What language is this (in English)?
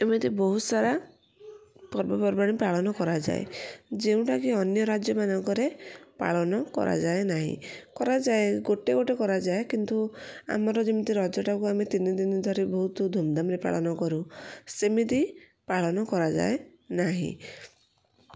Odia